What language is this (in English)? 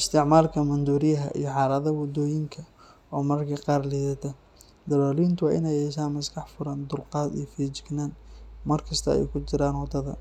Somali